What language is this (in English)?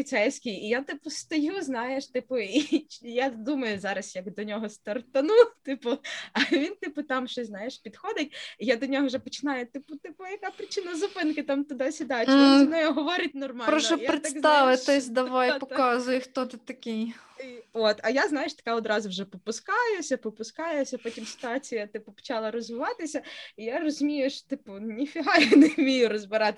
Ukrainian